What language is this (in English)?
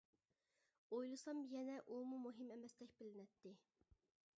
Uyghur